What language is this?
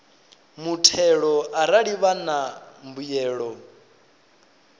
Venda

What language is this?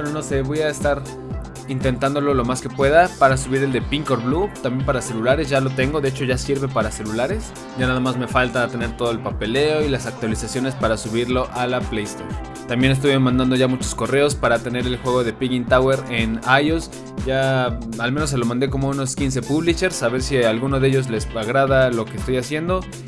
Spanish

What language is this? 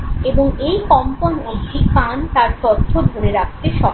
Bangla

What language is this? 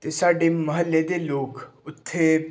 Punjabi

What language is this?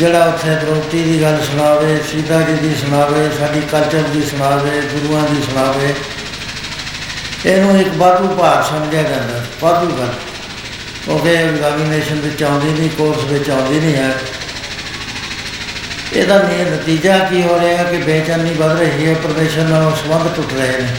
Punjabi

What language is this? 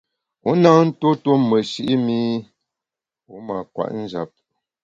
Bamun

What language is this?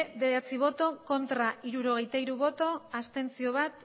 Basque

